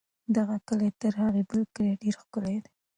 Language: Pashto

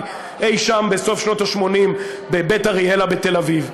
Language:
Hebrew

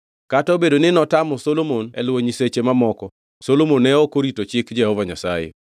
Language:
Luo (Kenya and Tanzania)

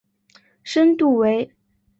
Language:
Chinese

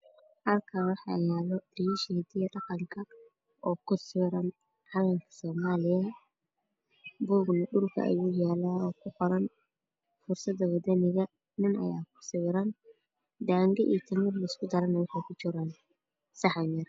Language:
Somali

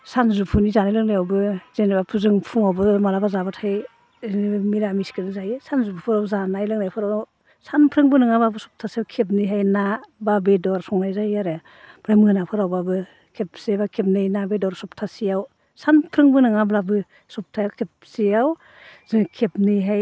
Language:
Bodo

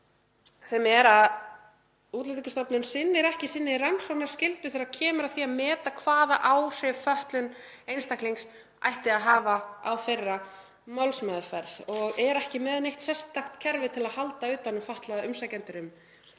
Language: Icelandic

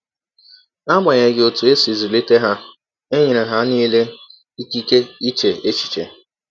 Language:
Igbo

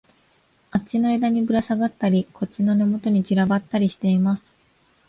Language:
Japanese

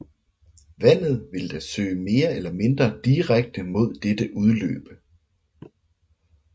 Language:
Danish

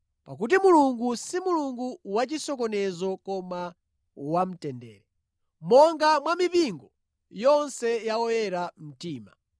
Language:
Nyanja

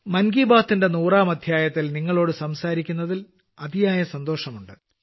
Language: Malayalam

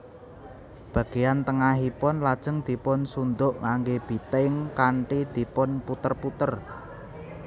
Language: Javanese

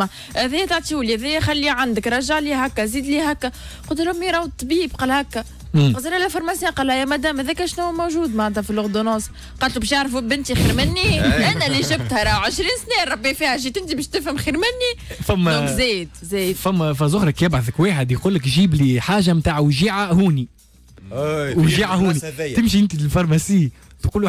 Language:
Arabic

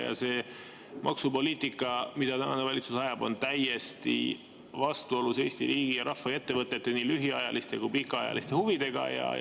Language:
Estonian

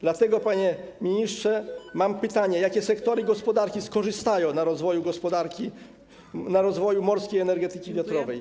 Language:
Polish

